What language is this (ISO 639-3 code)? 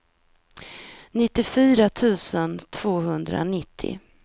swe